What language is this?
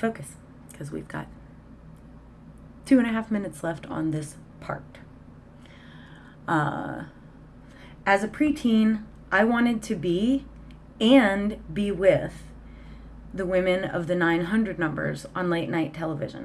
English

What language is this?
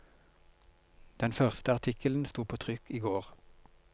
Norwegian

